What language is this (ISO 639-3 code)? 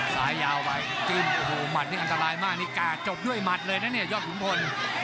tha